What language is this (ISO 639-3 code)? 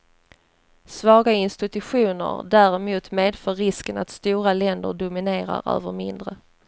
swe